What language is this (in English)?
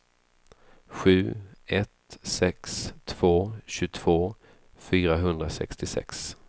Swedish